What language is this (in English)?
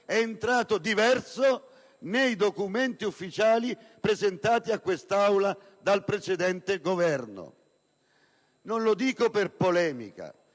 Italian